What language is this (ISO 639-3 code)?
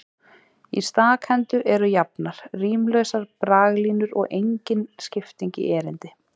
isl